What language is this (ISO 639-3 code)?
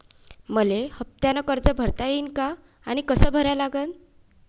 mar